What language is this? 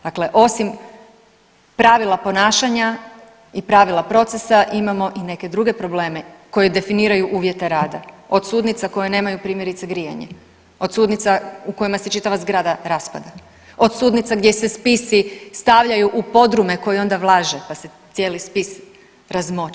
Croatian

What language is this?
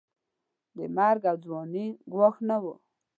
Pashto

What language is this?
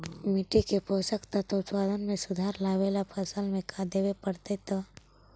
Magahi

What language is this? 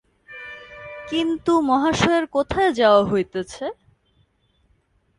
Bangla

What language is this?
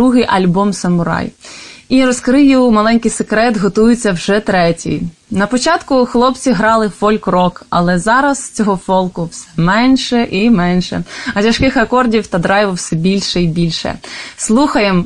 Ukrainian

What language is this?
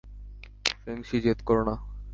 Bangla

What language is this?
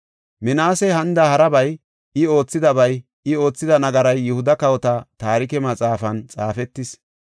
Gofa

